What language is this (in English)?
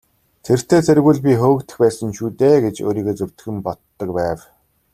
Mongolian